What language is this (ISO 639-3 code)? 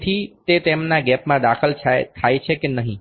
guj